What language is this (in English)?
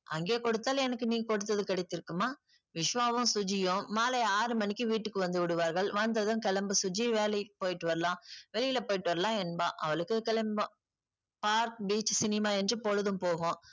Tamil